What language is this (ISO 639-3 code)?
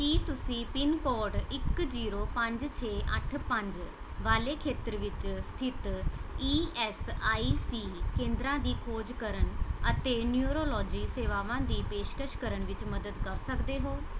pan